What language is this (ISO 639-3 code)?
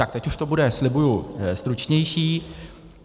ces